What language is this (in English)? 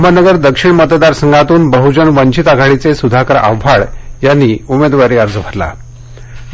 Marathi